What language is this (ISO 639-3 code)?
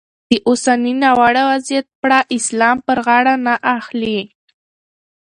pus